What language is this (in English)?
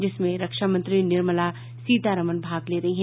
Hindi